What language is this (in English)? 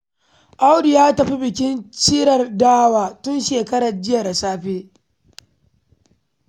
Hausa